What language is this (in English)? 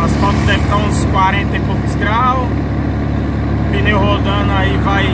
Portuguese